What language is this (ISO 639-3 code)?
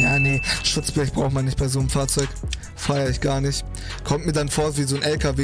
deu